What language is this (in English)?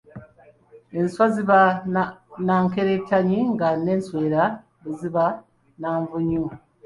Ganda